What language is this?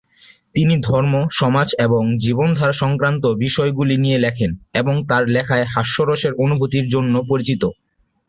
Bangla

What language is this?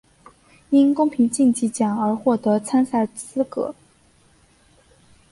Chinese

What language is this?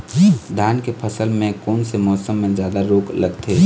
Chhattisgarhi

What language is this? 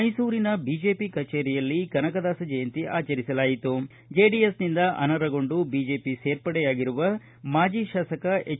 Kannada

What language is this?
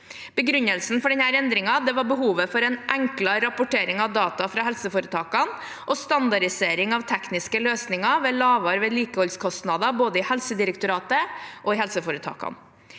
Norwegian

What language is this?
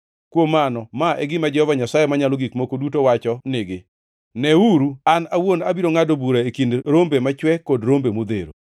Luo (Kenya and Tanzania)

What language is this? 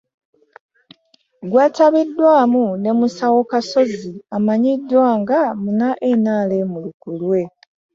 Ganda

